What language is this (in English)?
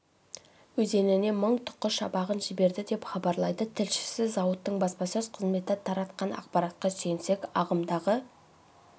Kazakh